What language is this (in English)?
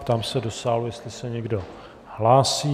Czech